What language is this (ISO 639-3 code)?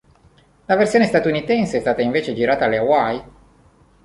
ita